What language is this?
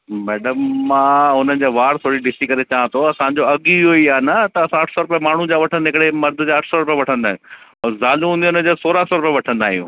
Sindhi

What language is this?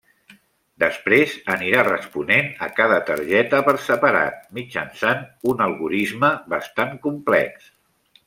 Catalan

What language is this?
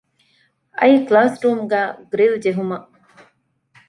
Divehi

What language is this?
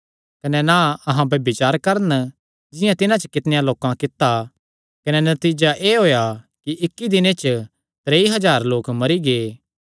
Kangri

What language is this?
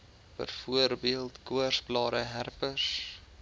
Afrikaans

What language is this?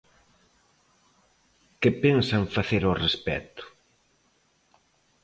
Galician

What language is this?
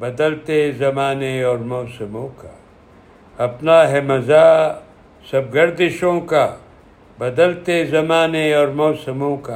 Urdu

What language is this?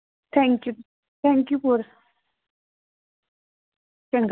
Punjabi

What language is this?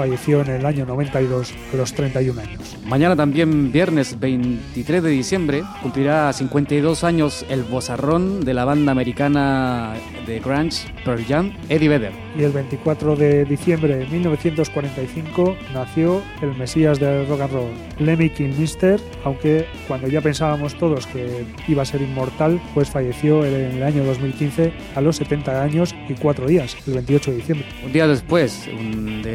Spanish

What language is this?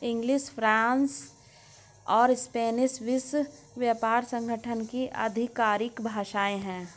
Hindi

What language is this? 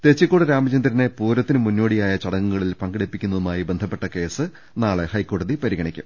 Malayalam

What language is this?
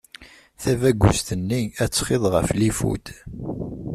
Kabyle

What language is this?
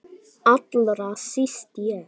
Icelandic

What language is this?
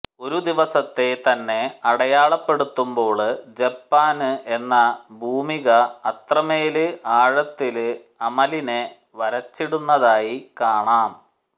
Malayalam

